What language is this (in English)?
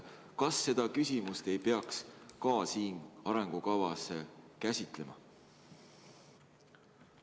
Estonian